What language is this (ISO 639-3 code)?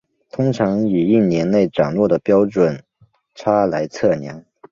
zho